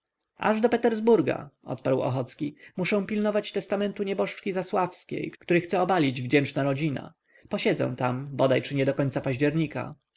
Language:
Polish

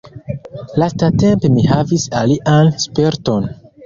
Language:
Esperanto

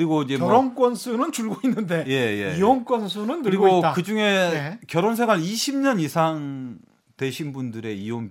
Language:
Korean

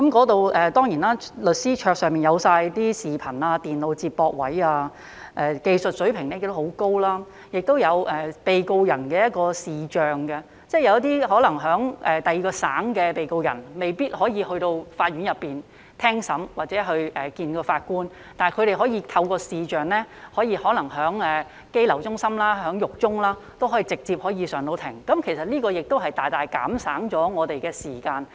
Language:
Cantonese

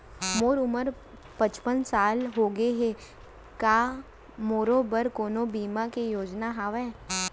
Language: Chhattisgarhi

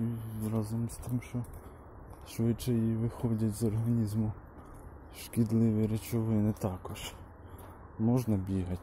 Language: Ukrainian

